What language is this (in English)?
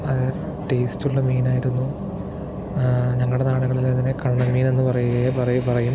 Malayalam